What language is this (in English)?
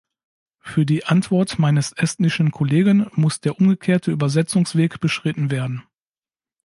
German